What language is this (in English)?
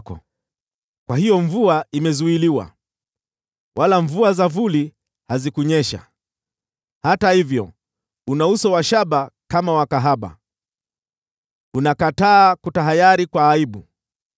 Swahili